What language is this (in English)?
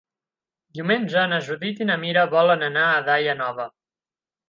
Catalan